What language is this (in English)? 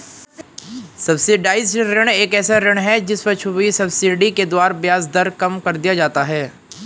Hindi